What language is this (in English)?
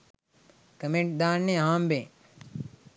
Sinhala